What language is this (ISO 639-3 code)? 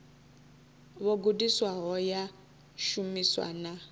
ven